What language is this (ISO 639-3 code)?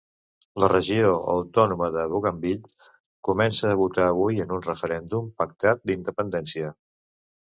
cat